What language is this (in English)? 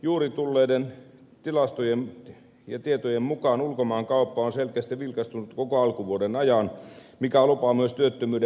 Finnish